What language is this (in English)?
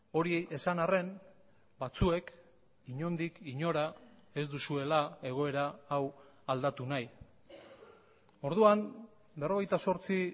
Basque